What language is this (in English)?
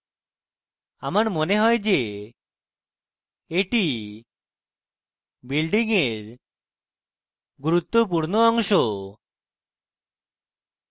Bangla